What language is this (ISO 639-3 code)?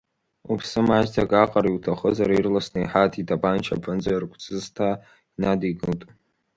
abk